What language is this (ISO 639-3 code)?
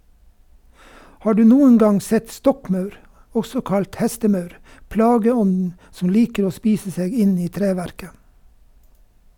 nor